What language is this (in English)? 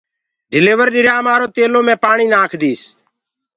Gurgula